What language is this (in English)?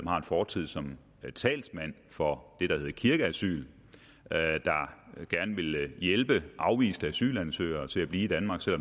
Danish